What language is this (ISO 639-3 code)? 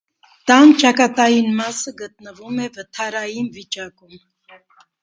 hye